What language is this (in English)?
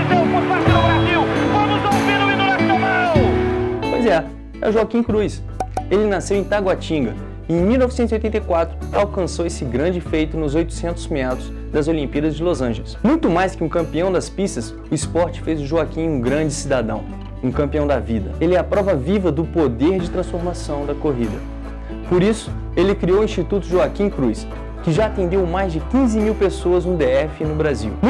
Portuguese